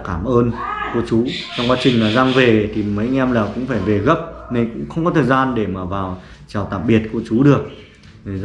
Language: Vietnamese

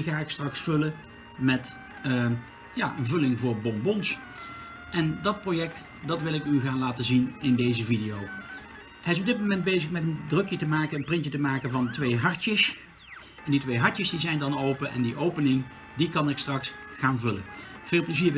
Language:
Dutch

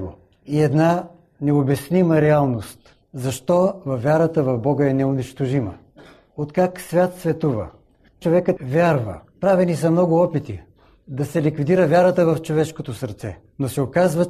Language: Bulgarian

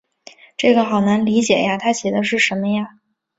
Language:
Chinese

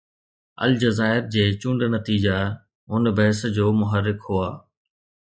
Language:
Sindhi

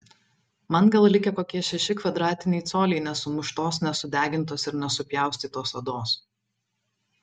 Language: Lithuanian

